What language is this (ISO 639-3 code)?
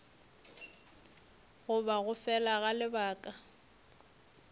nso